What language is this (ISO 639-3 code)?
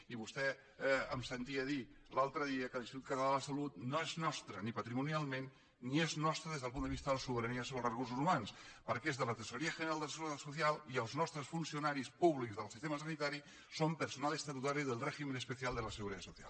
cat